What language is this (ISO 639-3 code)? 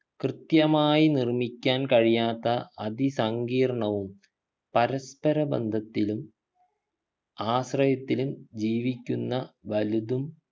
mal